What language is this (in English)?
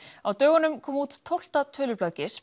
Icelandic